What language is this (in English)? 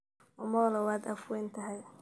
Somali